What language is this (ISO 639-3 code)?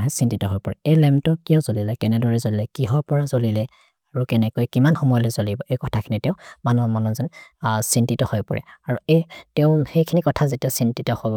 mrr